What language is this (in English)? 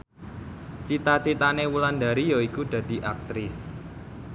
Javanese